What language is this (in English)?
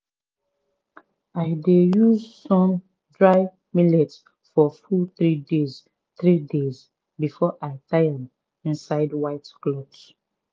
Nigerian Pidgin